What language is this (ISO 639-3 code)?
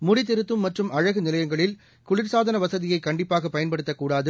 tam